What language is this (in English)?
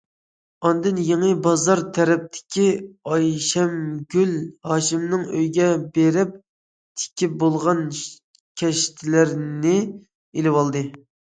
Uyghur